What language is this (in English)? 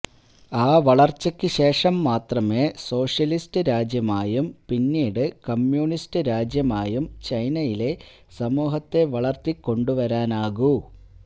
Malayalam